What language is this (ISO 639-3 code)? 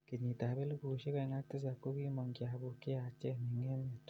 kln